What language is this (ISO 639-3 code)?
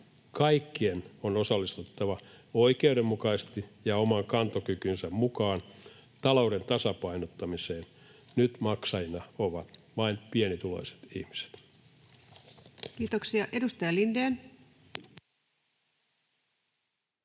fin